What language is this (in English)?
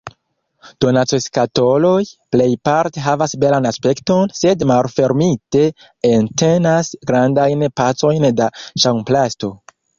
Esperanto